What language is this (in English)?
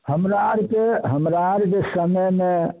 Maithili